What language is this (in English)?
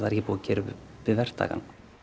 Icelandic